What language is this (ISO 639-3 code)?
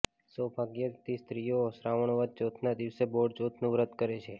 guj